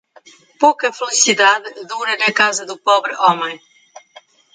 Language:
Portuguese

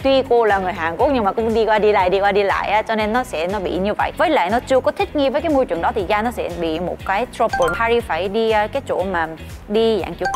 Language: Vietnamese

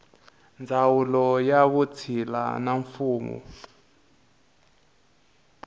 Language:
Tsonga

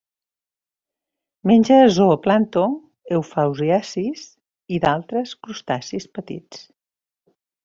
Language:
Catalan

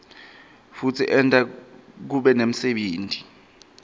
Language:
Swati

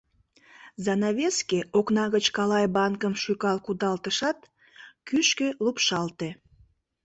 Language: Mari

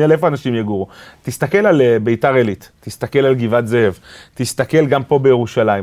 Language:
Hebrew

